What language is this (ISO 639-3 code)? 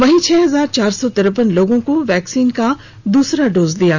hin